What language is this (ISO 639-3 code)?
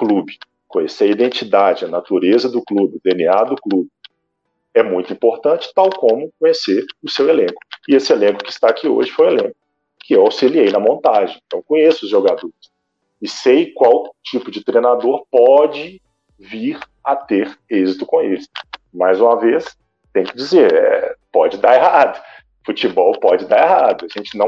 por